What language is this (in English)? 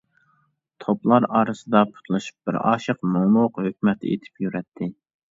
Uyghur